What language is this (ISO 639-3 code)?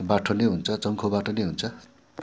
nep